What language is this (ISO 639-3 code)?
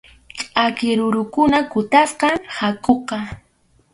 qxu